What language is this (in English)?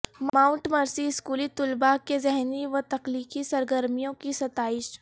Urdu